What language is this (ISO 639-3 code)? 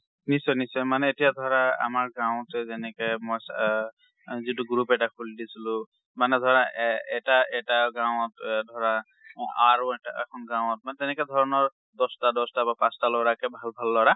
asm